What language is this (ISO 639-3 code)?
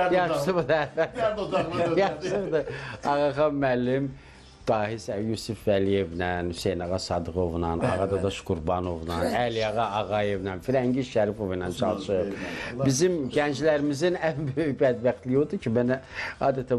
tur